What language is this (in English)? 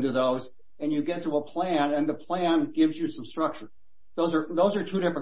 English